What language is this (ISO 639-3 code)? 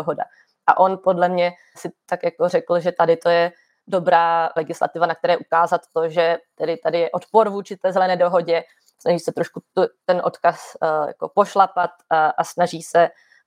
ces